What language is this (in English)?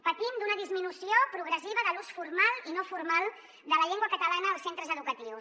Catalan